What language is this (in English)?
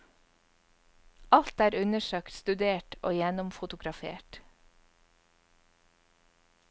Norwegian